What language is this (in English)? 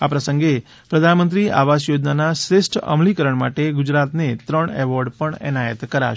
Gujarati